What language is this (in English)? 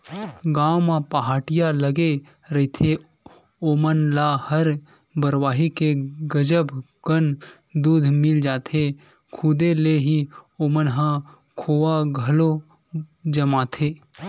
Chhattisgarhi